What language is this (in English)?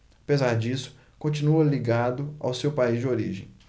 Portuguese